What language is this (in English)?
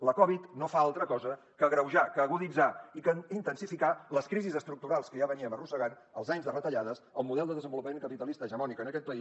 Catalan